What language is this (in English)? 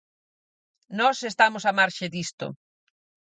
Galician